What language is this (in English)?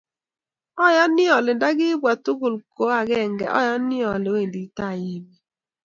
Kalenjin